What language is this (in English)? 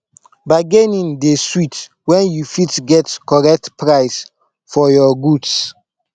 Nigerian Pidgin